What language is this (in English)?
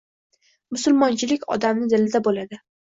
Uzbek